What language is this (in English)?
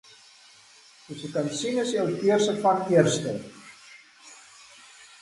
Afrikaans